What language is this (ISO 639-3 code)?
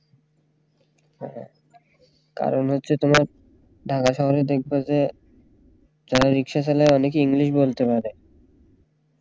ben